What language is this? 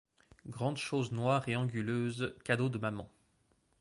French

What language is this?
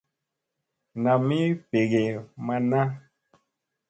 Musey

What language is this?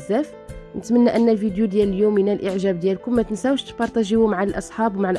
Arabic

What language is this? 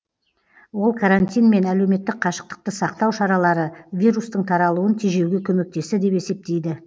Kazakh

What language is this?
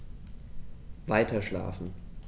German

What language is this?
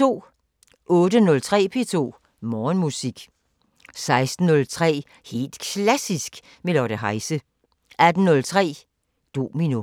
Danish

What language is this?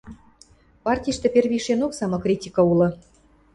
Western Mari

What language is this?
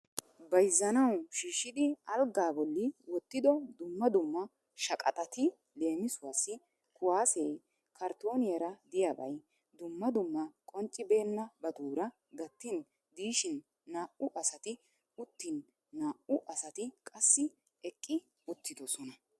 Wolaytta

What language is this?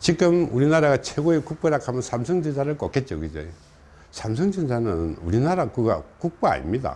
Korean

